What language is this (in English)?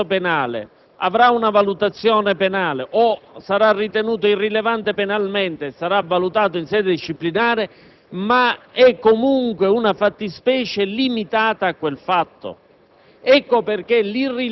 Italian